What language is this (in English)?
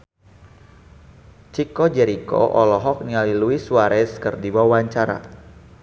Sundanese